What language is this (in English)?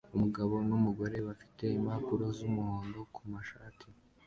Kinyarwanda